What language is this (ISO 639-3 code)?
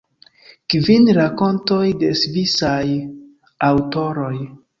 epo